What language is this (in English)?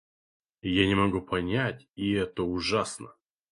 Russian